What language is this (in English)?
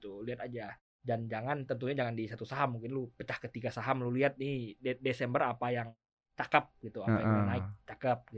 Indonesian